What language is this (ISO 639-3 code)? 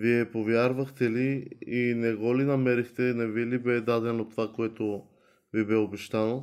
bul